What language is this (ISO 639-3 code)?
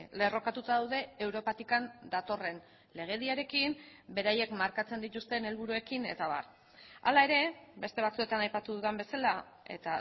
eus